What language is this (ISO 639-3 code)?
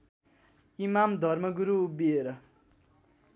nep